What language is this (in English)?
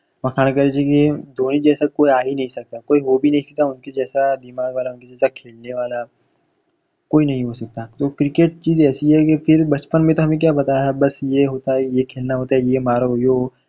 Gujarati